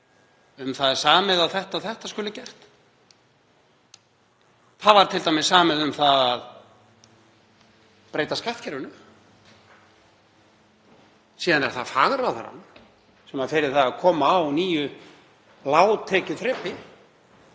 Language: Icelandic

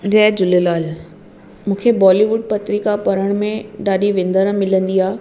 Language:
Sindhi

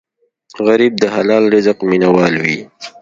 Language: Pashto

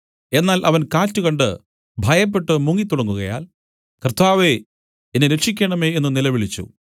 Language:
Malayalam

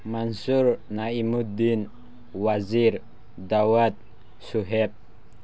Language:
Manipuri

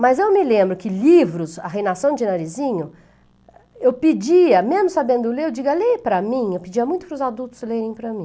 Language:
Portuguese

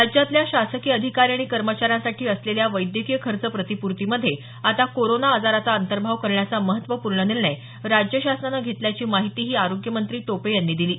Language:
Marathi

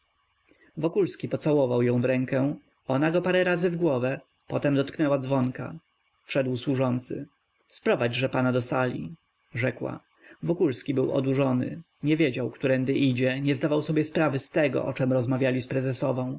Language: Polish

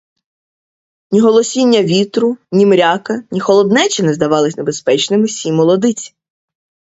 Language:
Ukrainian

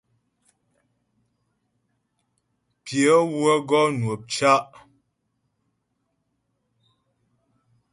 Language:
Ghomala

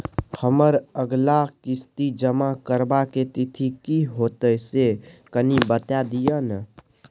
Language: Maithili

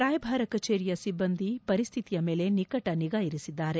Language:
Kannada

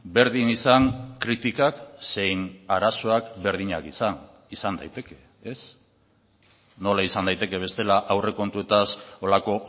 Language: Basque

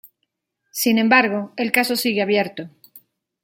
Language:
Spanish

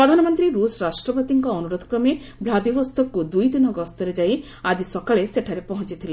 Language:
Odia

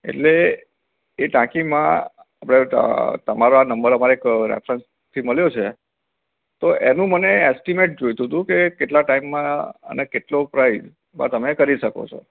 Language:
Gujarati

